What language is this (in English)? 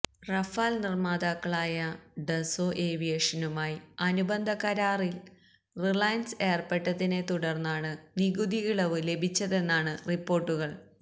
Malayalam